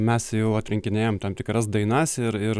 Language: Lithuanian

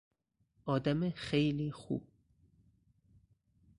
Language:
Persian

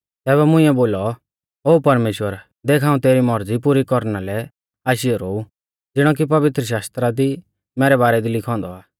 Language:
Mahasu Pahari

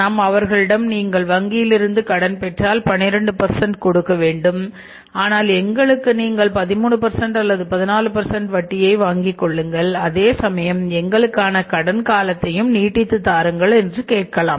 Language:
Tamil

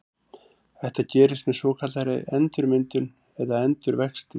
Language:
Icelandic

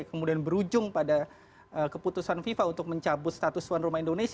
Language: Indonesian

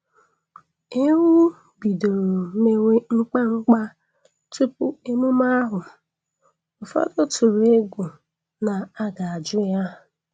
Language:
Igbo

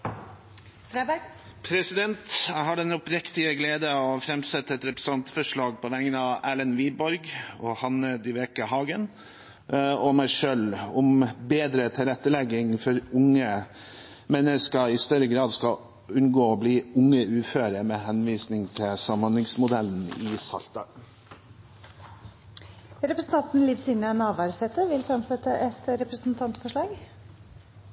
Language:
Norwegian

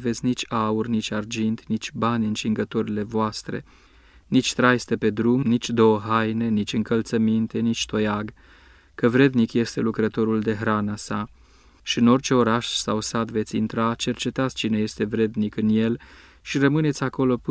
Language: Romanian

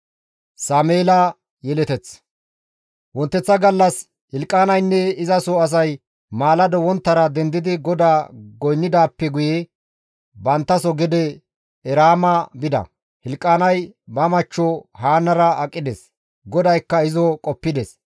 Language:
Gamo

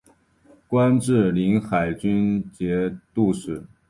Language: Chinese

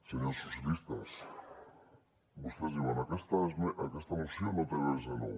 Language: Catalan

